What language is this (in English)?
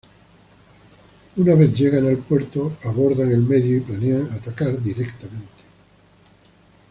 Spanish